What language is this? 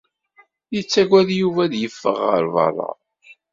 Kabyle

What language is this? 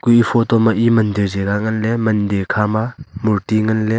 Wancho Naga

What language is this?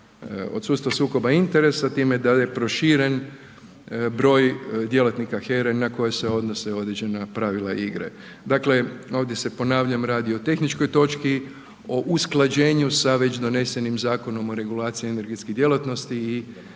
Croatian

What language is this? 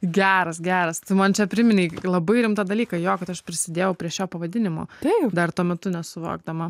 Lithuanian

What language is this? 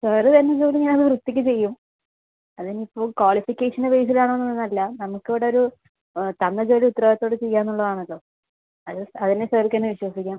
Malayalam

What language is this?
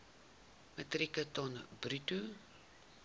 Afrikaans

